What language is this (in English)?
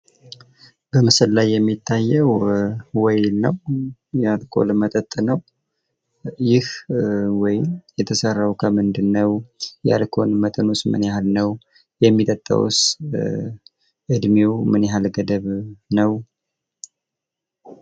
Amharic